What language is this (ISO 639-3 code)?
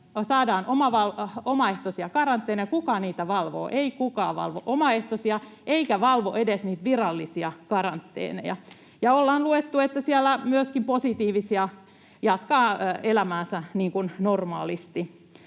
fin